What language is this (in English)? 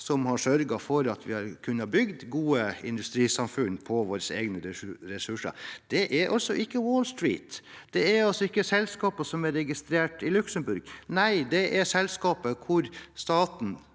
Norwegian